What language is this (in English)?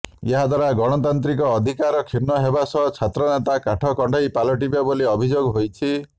Odia